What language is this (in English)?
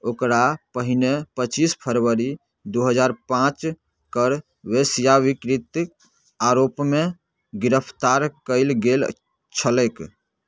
Maithili